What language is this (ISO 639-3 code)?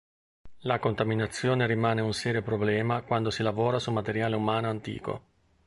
ita